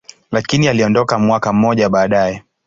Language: Swahili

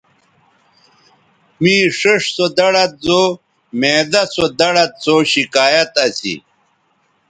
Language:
Bateri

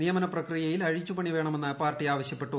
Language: Malayalam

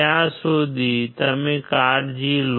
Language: Gujarati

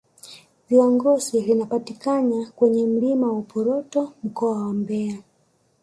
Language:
Swahili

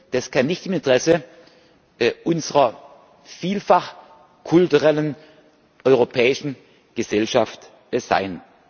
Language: German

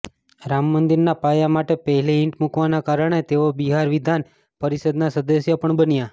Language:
Gujarati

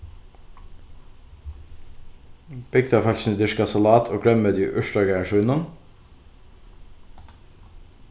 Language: Faroese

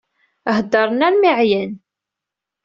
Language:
Kabyle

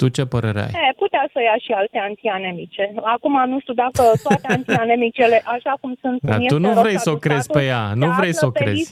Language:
Romanian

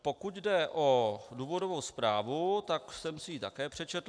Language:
Czech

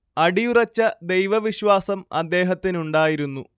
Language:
Malayalam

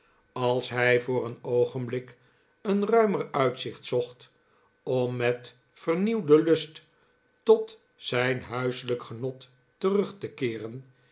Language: Dutch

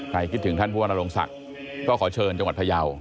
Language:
Thai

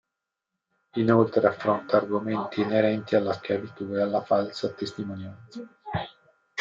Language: Italian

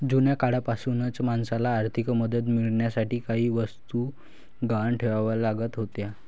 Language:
Marathi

